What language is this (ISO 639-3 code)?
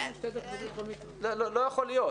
heb